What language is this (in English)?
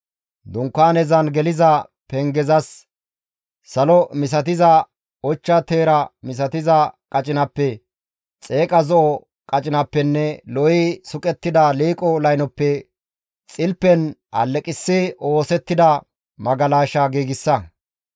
Gamo